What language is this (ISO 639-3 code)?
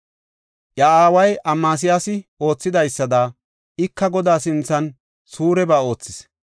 gof